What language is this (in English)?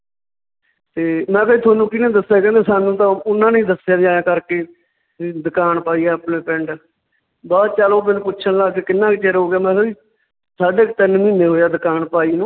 Punjabi